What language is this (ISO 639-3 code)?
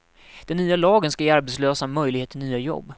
swe